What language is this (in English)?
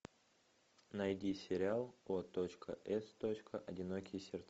Russian